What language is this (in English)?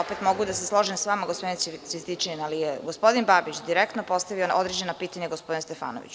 Serbian